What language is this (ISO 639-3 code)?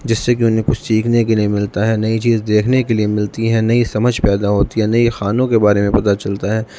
urd